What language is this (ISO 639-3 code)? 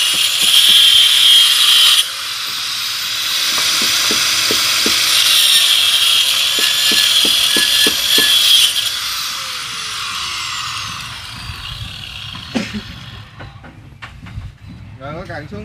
vie